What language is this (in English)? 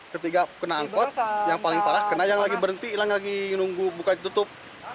Indonesian